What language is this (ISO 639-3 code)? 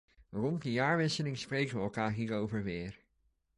nld